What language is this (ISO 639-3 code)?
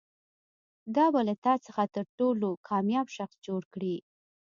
pus